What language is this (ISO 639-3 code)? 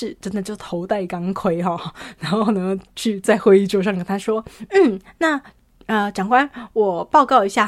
zho